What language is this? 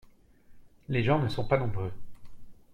French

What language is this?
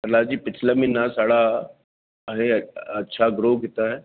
Dogri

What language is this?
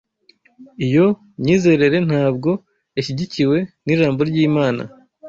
Kinyarwanda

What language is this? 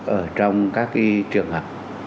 Vietnamese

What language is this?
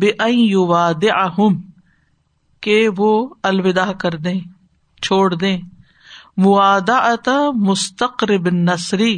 Urdu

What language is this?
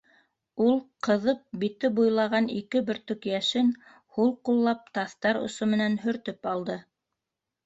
Bashkir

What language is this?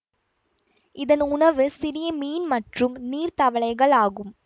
Tamil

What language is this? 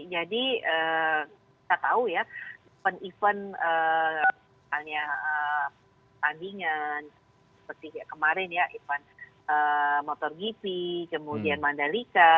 Indonesian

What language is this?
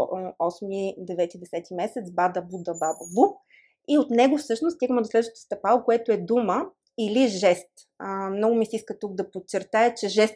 Bulgarian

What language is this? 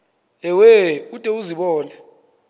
Xhosa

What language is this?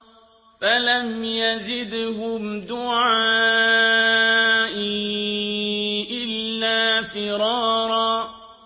Arabic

